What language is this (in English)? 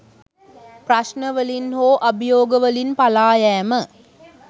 Sinhala